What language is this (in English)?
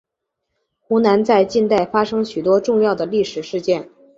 Chinese